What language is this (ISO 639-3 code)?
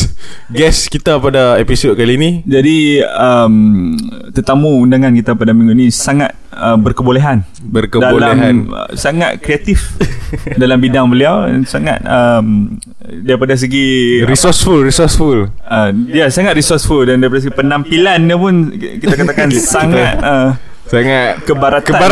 msa